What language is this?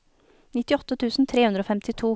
Norwegian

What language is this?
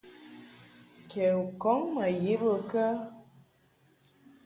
Mungaka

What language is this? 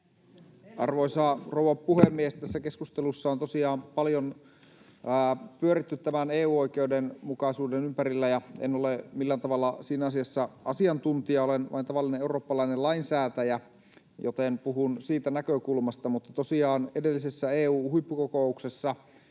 Finnish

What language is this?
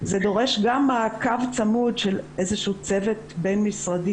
Hebrew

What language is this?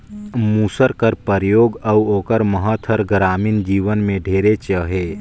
Chhattisgarhi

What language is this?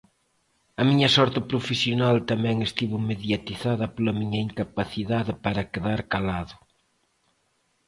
Galician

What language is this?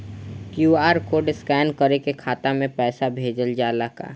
Bhojpuri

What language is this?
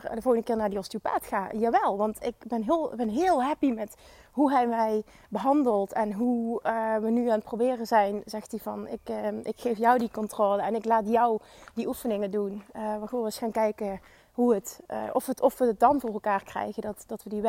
Dutch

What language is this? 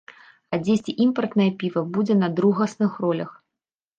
Belarusian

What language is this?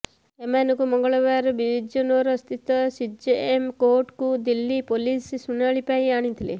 Odia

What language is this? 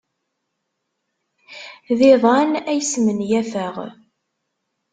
Kabyle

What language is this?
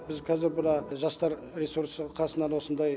Kazakh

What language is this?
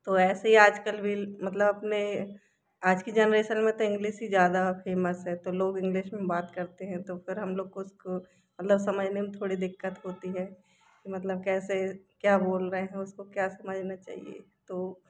Hindi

